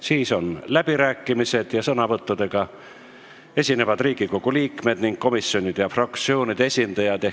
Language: Estonian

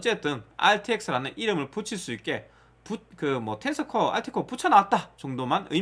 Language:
Korean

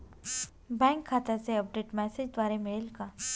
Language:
Marathi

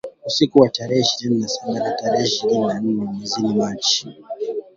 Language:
Swahili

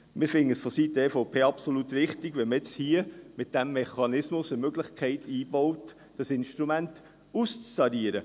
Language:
Swiss German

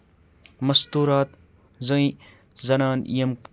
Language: Kashmiri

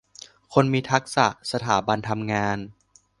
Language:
Thai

